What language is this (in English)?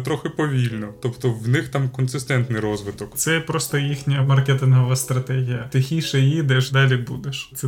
Ukrainian